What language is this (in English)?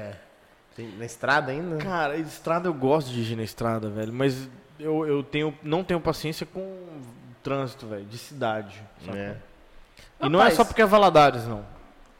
Portuguese